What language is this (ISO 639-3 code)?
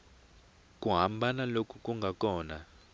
tso